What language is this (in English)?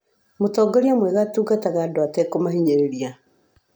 Kikuyu